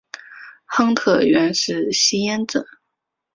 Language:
Chinese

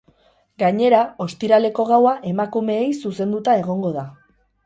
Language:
Basque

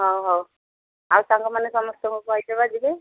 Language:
Odia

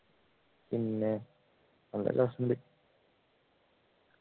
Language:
Malayalam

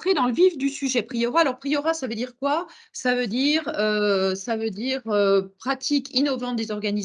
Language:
French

